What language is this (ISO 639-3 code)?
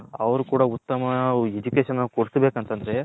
kan